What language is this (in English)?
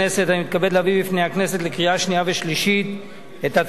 Hebrew